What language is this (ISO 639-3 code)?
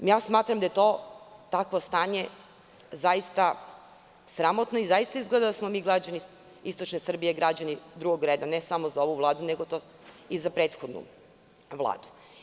srp